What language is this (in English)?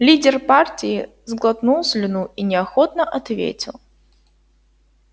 Russian